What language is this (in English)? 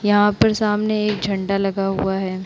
Hindi